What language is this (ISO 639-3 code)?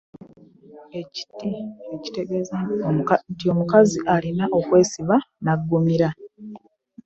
lug